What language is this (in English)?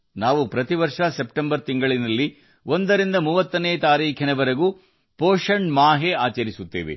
Kannada